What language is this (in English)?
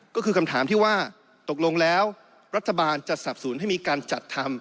Thai